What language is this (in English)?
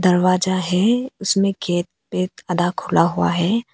Hindi